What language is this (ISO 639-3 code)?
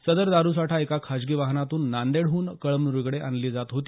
mar